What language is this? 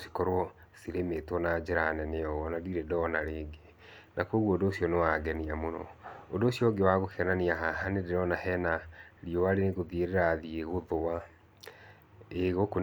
Kikuyu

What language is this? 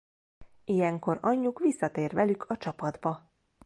Hungarian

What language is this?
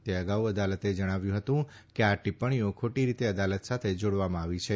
Gujarati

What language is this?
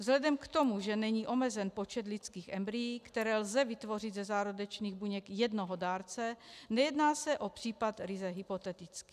Czech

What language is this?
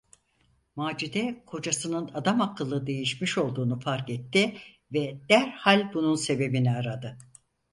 Turkish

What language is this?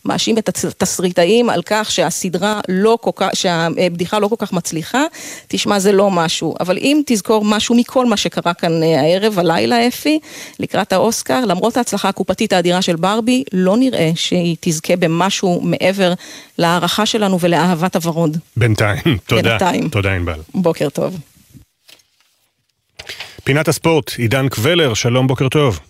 Hebrew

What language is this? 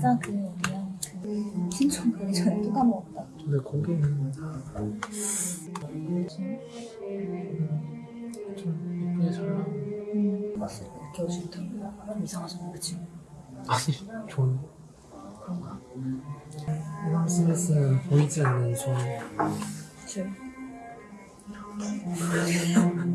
Korean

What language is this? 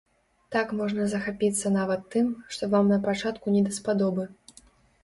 Belarusian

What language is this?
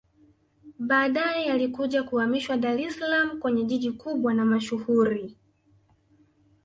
Swahili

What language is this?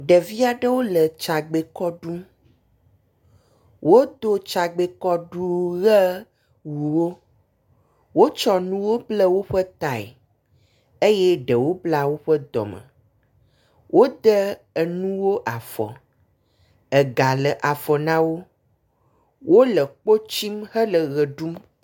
Ewe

